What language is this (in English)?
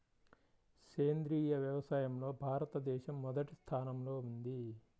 Telugu